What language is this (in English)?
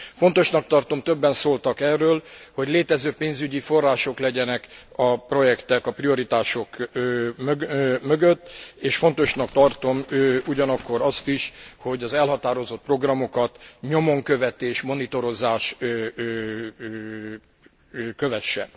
Hungarian